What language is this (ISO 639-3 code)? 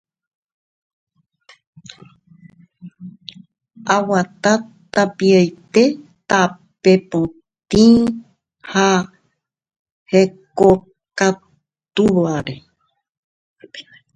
grn